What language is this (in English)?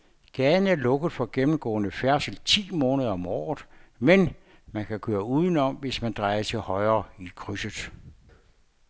Danish